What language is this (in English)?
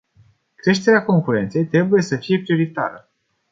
Romanian